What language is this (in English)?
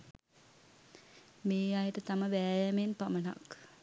Sinhala